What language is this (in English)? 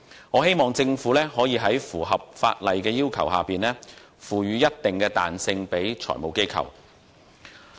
Cantonese